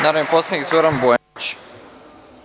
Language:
Serbian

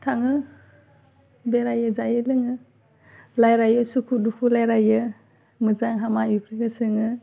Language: Bodo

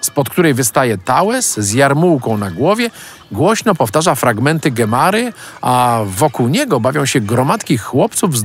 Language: Polish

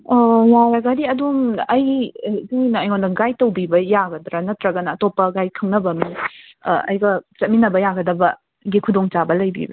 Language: Manipuri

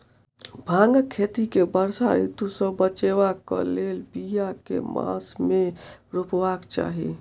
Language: Maithili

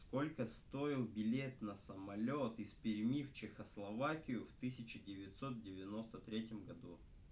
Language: Russian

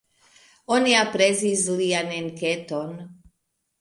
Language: Esperanto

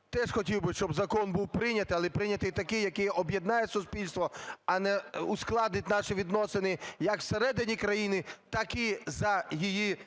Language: Ukrainian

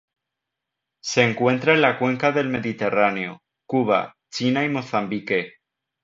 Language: Spanish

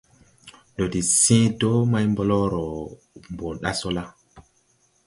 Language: Tupuri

